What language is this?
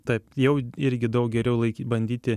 Lithuanian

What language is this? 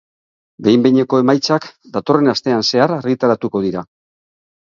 Basque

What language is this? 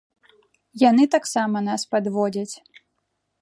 Belarusian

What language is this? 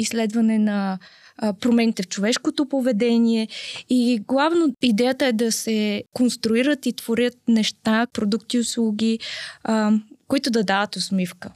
Bulgarian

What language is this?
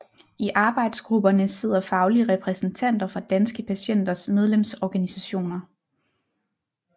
Danish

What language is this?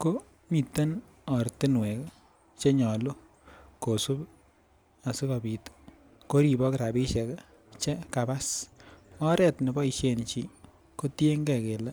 Kalenjin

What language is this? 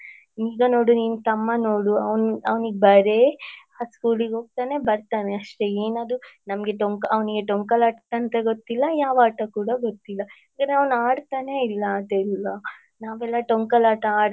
Kannada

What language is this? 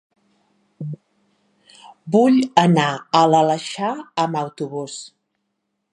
Catalan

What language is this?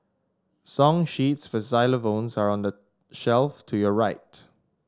English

